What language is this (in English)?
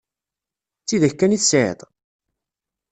Kabyle